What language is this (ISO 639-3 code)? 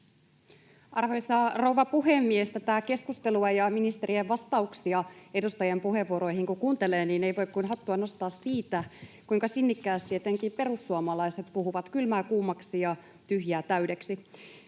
fin